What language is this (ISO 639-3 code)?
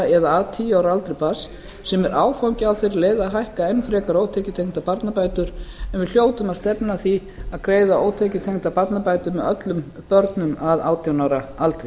isl